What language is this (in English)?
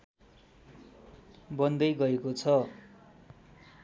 Nepali